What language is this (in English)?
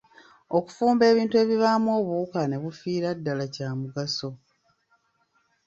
Ganda